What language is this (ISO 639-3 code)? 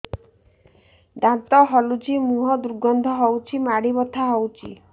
ori